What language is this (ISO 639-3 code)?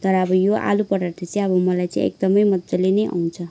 nep